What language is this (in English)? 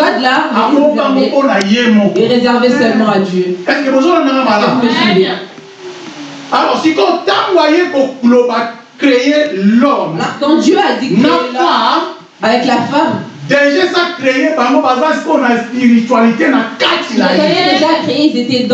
French